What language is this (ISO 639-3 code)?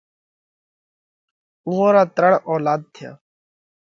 kvx